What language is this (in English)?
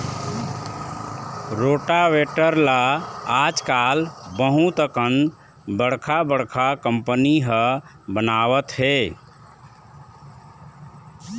Chhattisgarhi